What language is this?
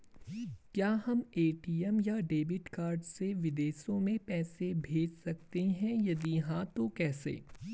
Hindi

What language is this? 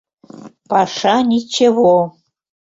Mari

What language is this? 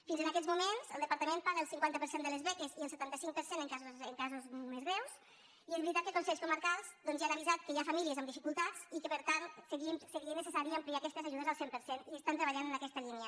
Catalan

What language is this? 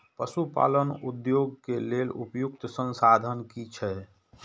Maithili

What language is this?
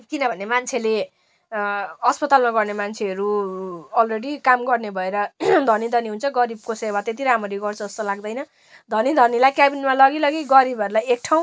Nepali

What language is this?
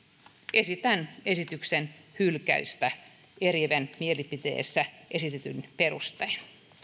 Finnish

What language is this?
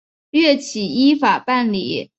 Chinese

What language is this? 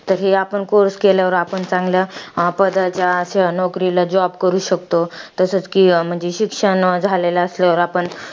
Marathi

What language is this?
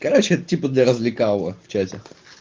Russian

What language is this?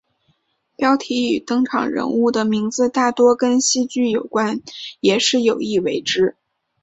Chinese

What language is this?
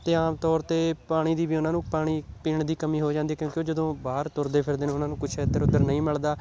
Punjabi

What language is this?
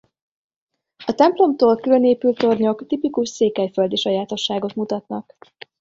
Hungarian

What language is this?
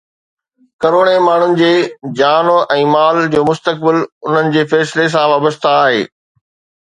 Sindhi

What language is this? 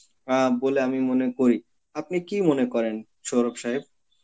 Bangla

